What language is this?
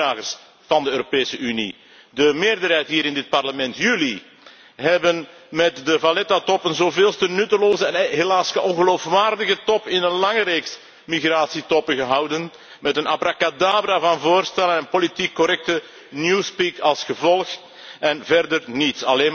Dutch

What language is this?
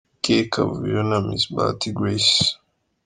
Kinyarwanda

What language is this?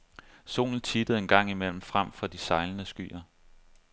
Danish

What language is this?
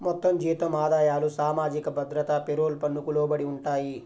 Telugu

